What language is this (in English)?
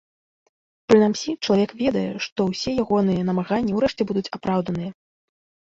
Belarusian